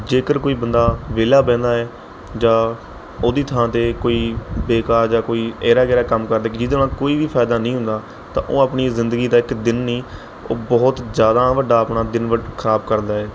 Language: Punjabi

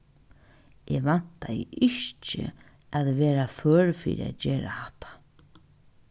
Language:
Faroese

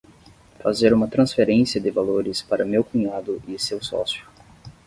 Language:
Portuguese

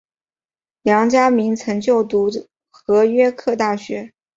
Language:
Chinese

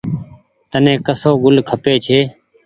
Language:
Goaria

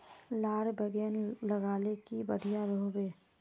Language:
Magahi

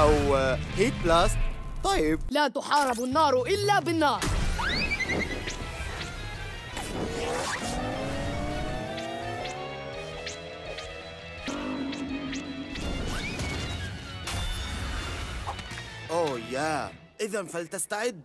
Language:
Arabic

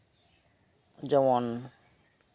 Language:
Santali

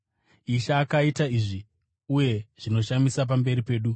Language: Shona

